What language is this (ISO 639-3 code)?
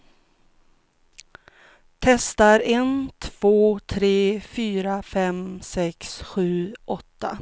swe